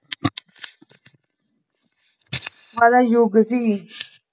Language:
Punjabi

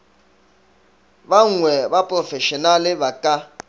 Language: Northern Sotho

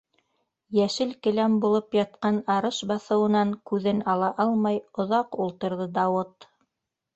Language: Bashkir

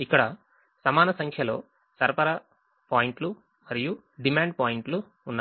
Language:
Telugu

